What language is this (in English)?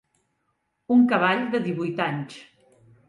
Catalan